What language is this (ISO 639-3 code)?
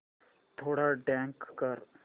mar